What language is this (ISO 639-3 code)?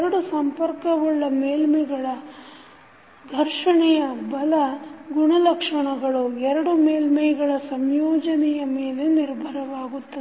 kan